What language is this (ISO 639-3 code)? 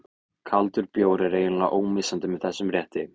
isl